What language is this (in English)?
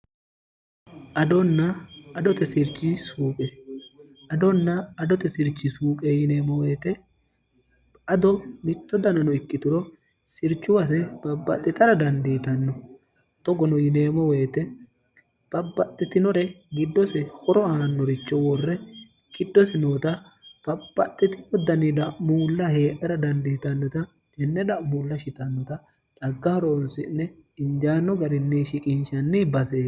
Sidamo